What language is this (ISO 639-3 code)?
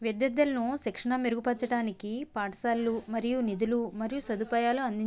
tel